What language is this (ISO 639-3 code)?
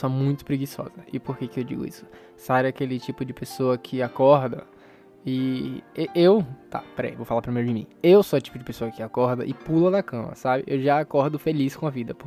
por